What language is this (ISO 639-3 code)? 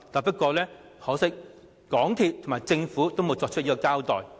yue